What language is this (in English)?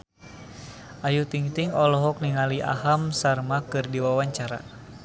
Sundanese